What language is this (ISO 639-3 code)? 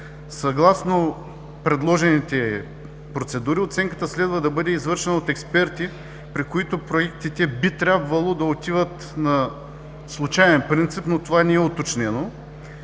bul